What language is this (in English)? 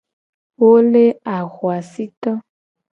Gen